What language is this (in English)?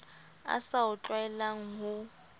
Southern Sotho